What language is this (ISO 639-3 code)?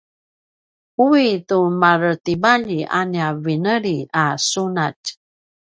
pwn